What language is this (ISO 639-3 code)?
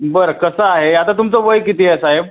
mar